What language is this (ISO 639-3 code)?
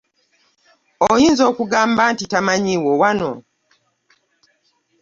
lug